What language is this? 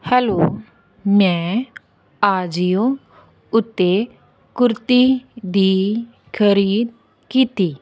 Punjabi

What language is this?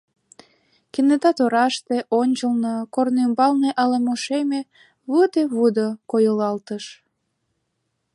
Mari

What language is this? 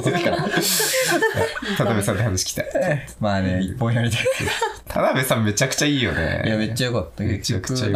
Japanese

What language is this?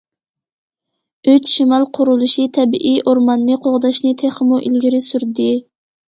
Uyghur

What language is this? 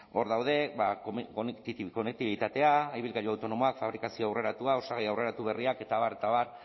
Basque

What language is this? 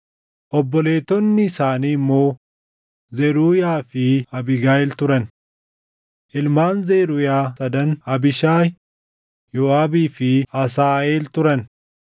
Oromo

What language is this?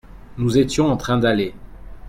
French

